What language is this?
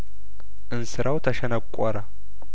Amharic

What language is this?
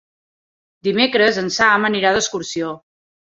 Catalan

